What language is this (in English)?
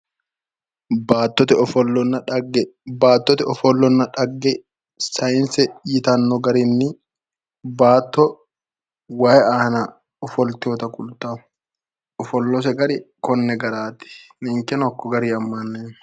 Sidamo